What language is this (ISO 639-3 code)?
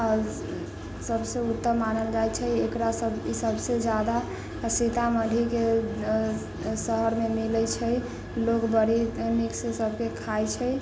mai